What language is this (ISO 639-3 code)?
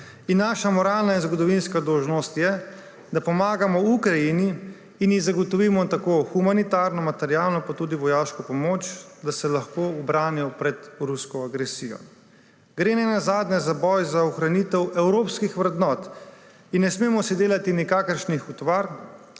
slv